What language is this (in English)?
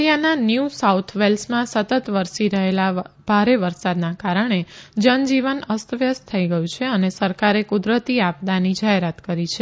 Gujarati